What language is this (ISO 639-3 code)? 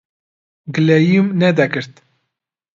ckb